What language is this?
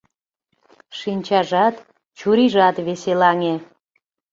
Mari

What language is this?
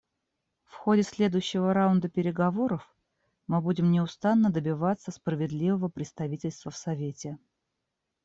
Russian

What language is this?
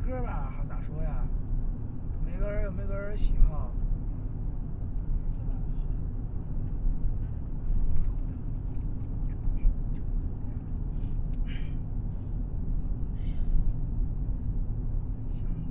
Chinese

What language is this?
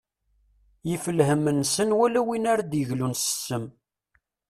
Kabyle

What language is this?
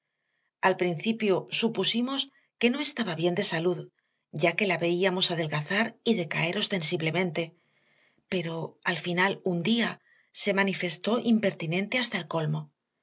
Spanish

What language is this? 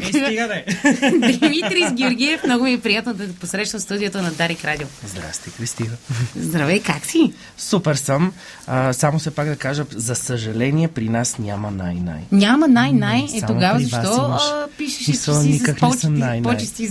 Bulgarian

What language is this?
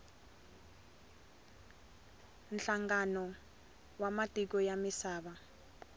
Tsonga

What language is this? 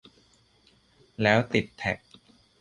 Thai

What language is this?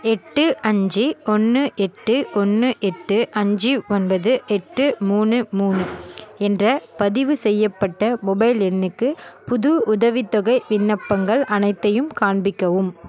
Tamil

